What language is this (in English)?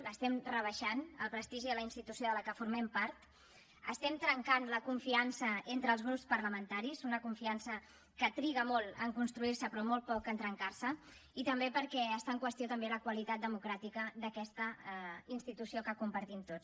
Catalan